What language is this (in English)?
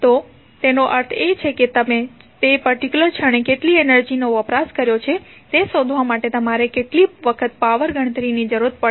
Gujarati